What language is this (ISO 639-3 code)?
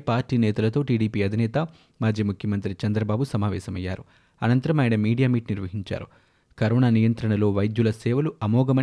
tel